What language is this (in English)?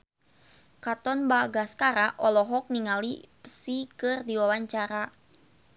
Sundanese